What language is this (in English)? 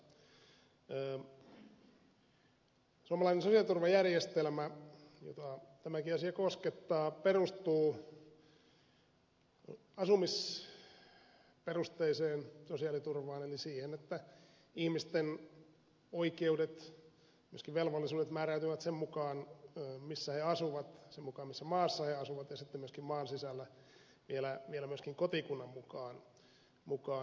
Finnish